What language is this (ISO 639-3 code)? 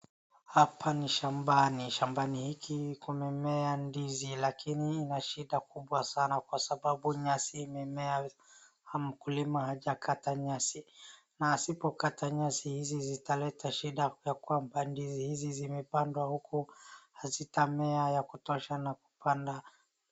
swa